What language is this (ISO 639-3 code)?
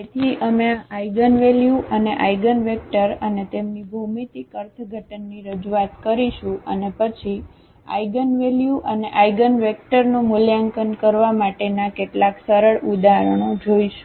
guj